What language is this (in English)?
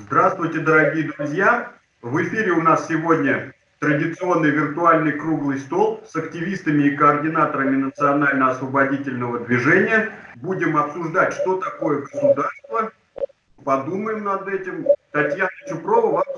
Russian